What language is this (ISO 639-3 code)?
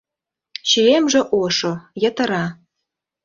chm